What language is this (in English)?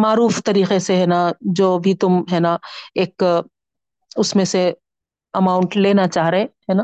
Urdu